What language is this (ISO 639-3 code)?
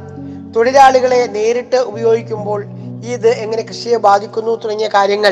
mal